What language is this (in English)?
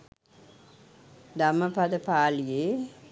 Sinhala